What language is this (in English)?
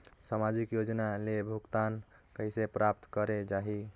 Chhattisgarhi